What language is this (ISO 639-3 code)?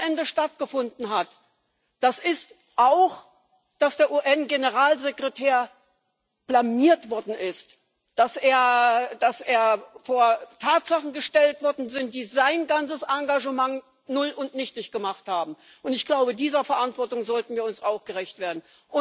deu